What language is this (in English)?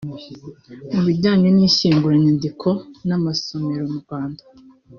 Kinyarwanda